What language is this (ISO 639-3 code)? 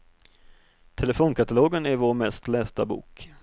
swe